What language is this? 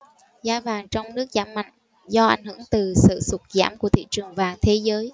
Vietnamese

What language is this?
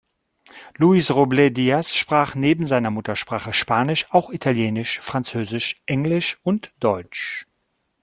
German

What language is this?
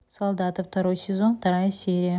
Russian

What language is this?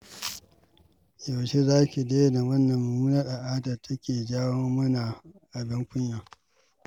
Hausa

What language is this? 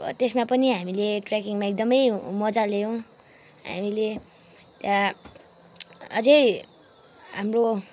Nepali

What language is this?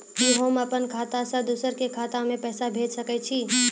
Maithili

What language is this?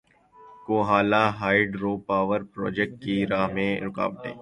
Urdu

